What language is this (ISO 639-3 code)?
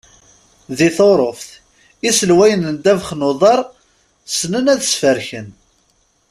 kab